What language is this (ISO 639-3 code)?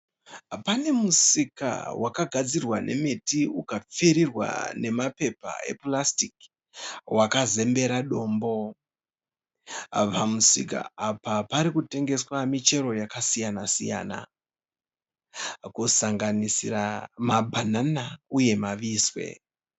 sna